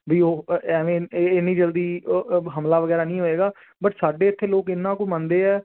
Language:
Punjabi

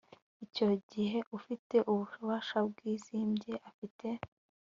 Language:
Kinyarwanda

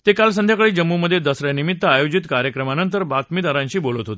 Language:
Marathi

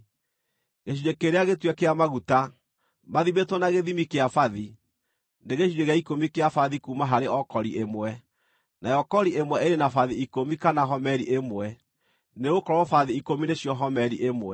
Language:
Kikuyu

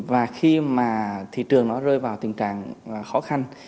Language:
Vietnamese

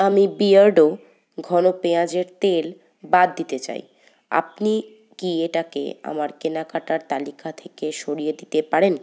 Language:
Bangla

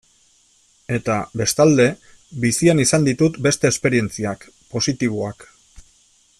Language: Basque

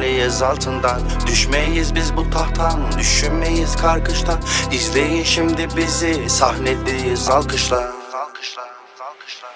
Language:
Turkish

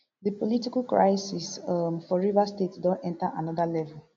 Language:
Nigerian Pidgin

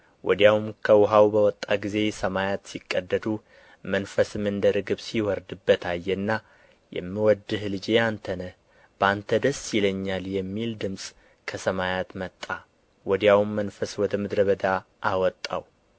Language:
Amharic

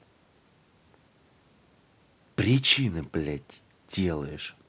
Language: Russian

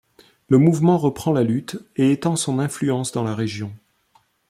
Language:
French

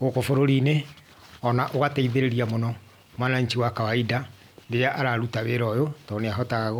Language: Kikuyu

